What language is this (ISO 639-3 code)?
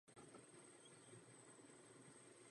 ces